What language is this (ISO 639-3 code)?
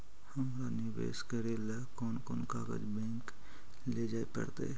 mag